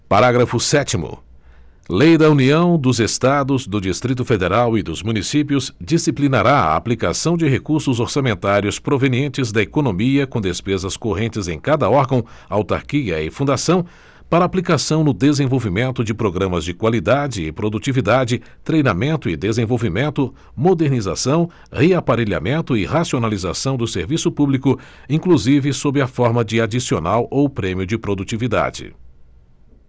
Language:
Portuguese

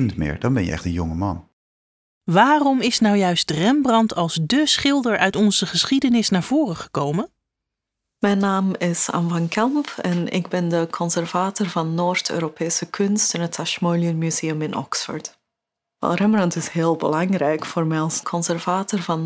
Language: Dutch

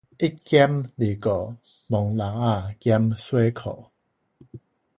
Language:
Min Nan Chinese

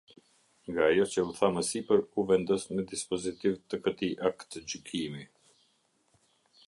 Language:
Albanian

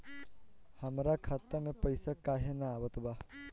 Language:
Bhojpuri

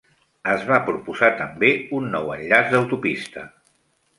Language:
Catalan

